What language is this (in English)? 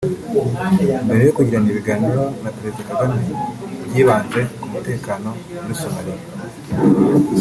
Kinyarwanda